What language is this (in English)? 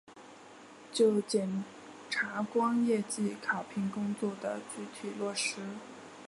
Chinese